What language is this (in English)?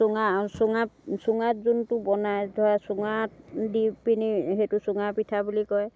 Assamese